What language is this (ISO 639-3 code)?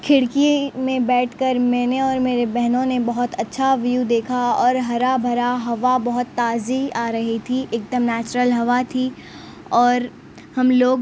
urd